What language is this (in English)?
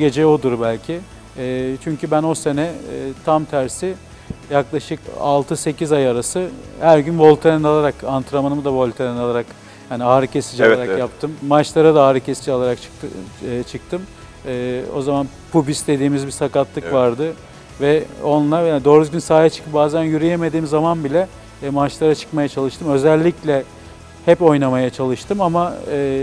Turkish